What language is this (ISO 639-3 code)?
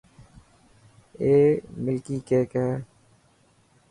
mki